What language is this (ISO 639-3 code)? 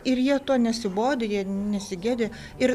lit